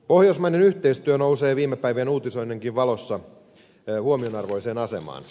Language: Finnish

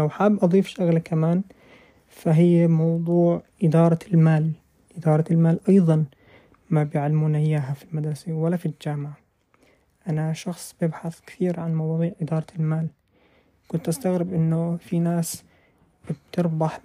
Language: Arabic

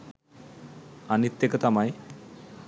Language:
Sinhala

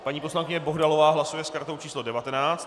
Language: Czech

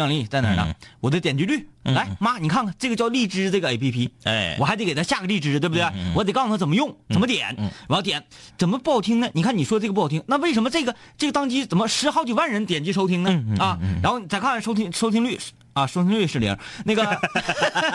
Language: Chinese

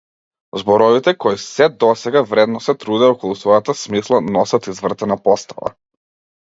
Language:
Macedonian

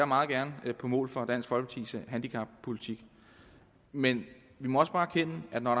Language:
Danish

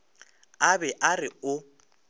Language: Northern Sotho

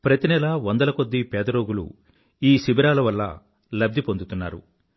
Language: Telugu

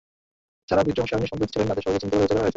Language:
Bangla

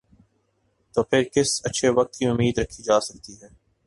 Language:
Urdu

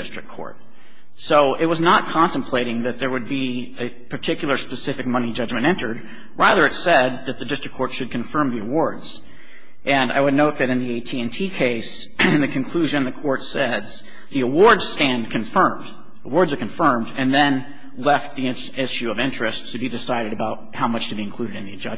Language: English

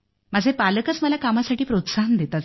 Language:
Marathi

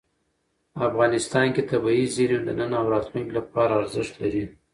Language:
Pashto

